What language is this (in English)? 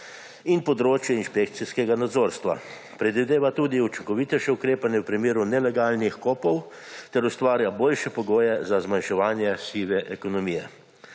Slovenian